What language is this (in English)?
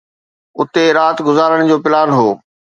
Sindhi